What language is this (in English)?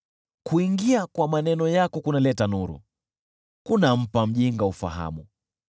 Swahili